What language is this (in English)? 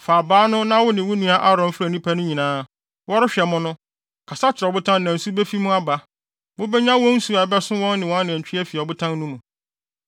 Akan